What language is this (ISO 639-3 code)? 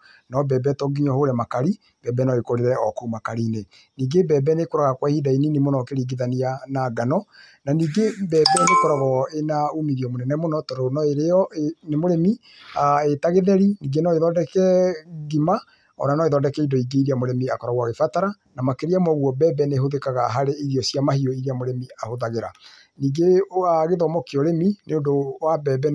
kik